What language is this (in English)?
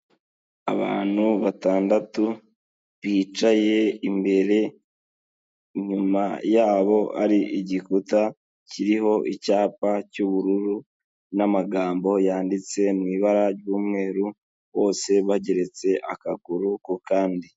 Kinyarwanda